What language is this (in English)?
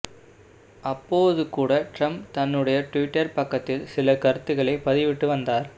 Tamil